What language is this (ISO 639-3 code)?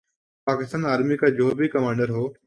urd